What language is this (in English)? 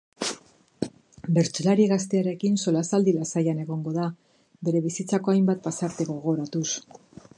Basque